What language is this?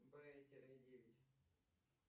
Russian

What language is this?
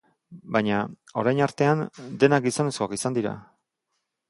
Basque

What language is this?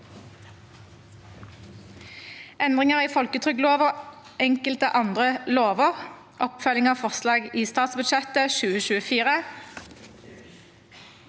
Norwegian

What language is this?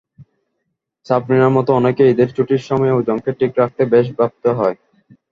Bangla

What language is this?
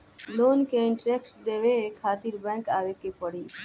Bhojpuri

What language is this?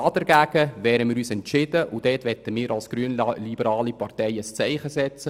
Swiss German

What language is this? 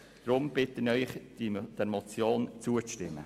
Swiss German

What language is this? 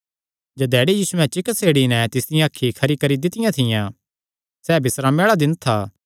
Kangri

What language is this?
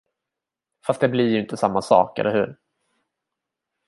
Swedish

